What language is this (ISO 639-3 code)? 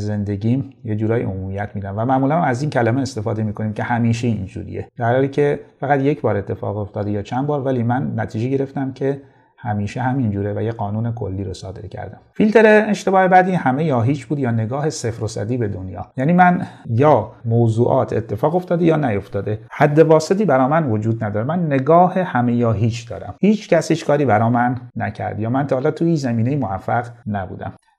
fas